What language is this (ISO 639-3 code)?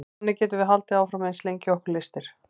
isl